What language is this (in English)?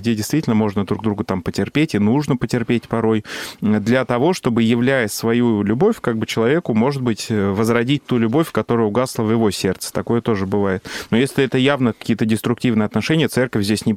Russian